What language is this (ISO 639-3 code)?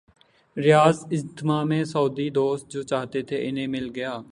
urd